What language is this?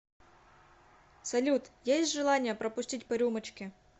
Russian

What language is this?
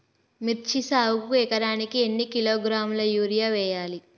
Telugu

